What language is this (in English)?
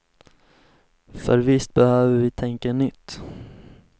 Swedish